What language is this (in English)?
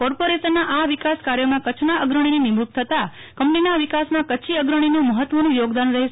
Gujarati